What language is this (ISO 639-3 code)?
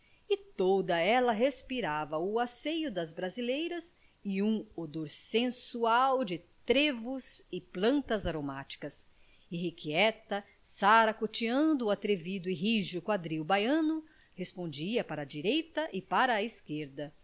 por